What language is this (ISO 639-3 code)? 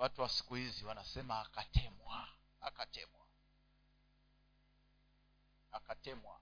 swa